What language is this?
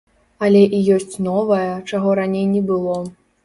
Belarusian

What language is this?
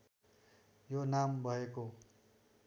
Nepali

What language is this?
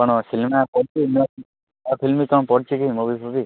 Odia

